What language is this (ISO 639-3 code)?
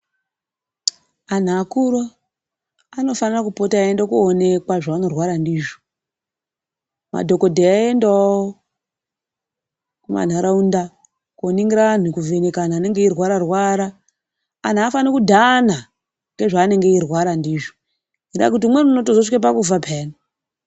ndc